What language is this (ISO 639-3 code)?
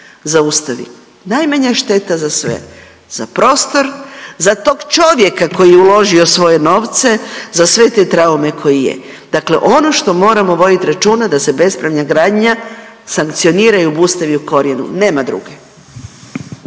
hrv